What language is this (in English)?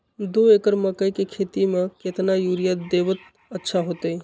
Magahi